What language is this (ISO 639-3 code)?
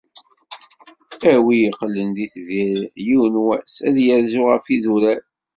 kab